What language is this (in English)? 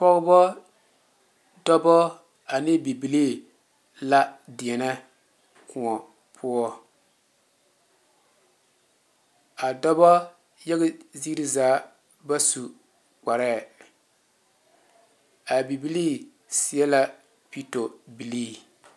Southern Dagaare